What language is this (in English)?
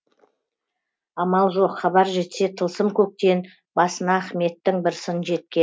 Kazakh